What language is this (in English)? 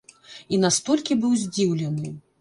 Belarusian